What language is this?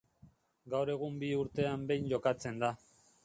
Basque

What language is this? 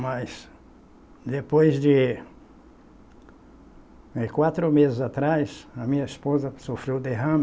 Portuguese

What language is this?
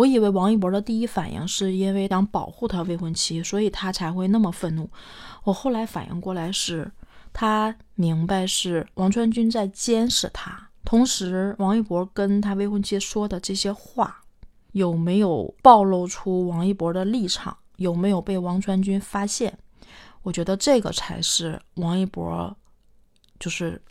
Chinese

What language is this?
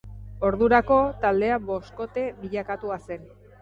Basque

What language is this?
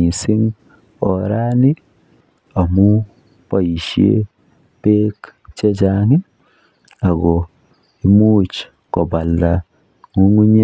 Kalenjin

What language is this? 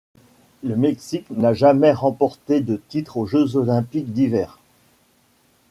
French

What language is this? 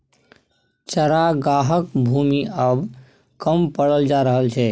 Maithili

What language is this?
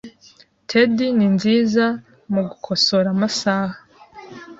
Kinyarwanda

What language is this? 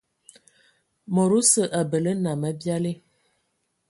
Ewondo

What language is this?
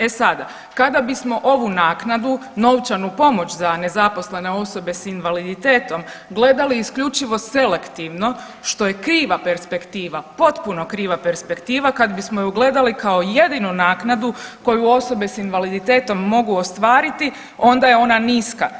Croatian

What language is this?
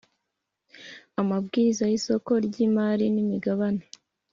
Kinyarwanda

